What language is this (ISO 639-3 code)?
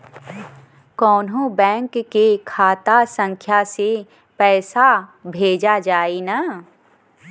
bho